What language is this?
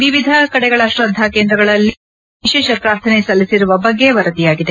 Kannada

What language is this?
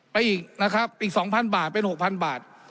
Thai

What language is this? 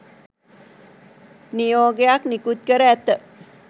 Sinhala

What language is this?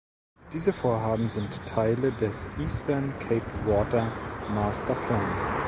German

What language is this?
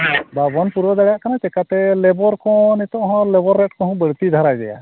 Santali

